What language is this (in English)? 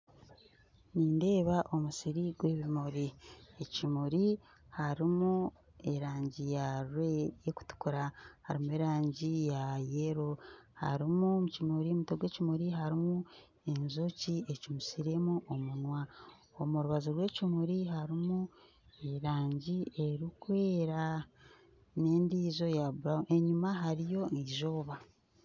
Nyankole